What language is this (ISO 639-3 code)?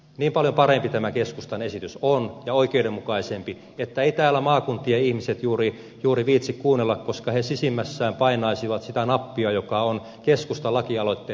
fin